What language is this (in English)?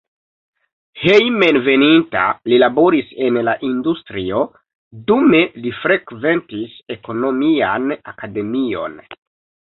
Esperanto